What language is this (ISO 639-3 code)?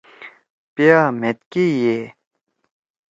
trw